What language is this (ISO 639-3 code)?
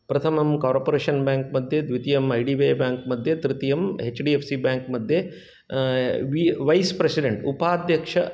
san